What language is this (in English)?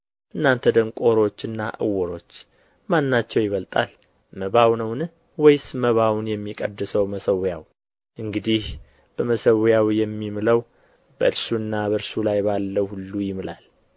Amharic